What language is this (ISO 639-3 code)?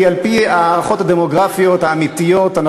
heb